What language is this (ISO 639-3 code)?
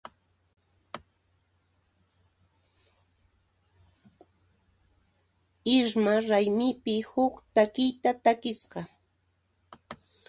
qxp